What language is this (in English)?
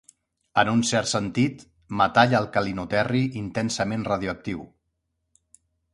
Catalan